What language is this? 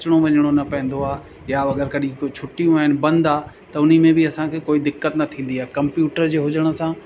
Sindhi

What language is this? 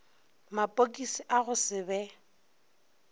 Northern Sotho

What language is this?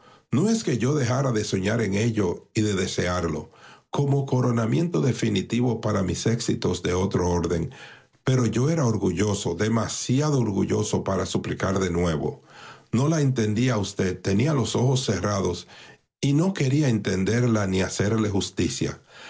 Spanish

